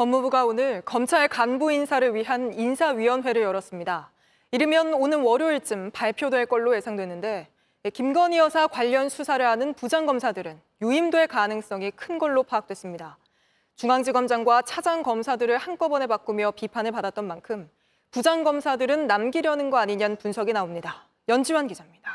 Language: Korean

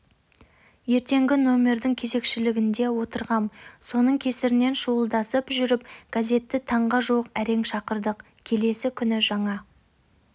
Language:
Kazakh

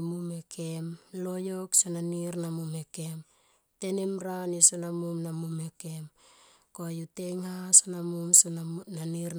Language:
Tomoip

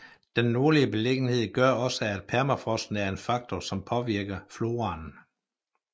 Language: Danish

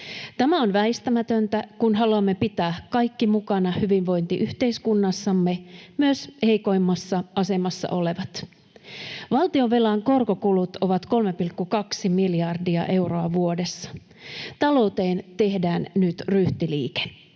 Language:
Finnish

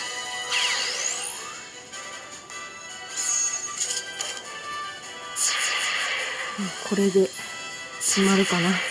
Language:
Japanese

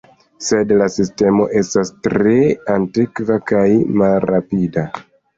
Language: Esperanto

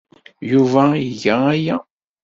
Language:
Kabyle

